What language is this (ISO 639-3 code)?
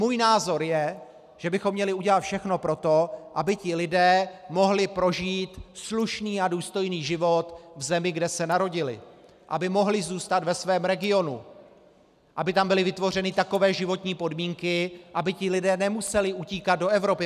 ces